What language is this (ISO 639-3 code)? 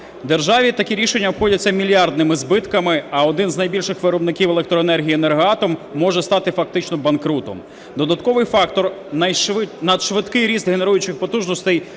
ukr